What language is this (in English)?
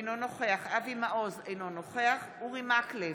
Hebrew